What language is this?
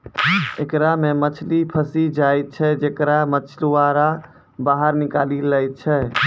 Maithili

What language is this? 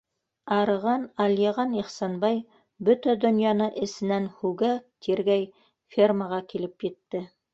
Bashkir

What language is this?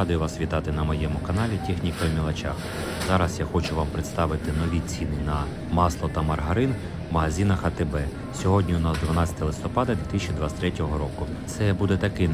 Ukrainian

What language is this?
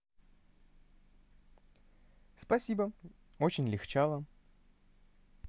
Russian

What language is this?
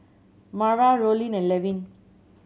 English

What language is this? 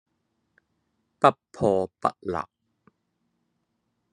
Cantonese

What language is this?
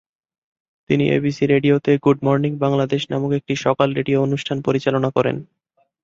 Bangla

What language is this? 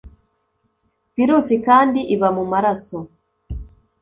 Kinyarwanda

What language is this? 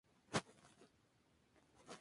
Spanish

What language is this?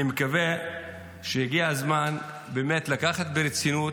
Hebrew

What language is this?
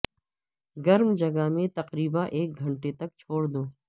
Urdu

